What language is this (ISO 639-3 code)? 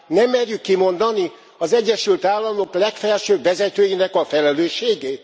hun